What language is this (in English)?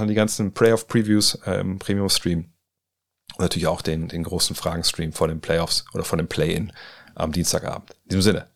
German